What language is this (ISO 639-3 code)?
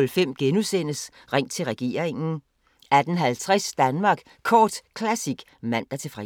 dan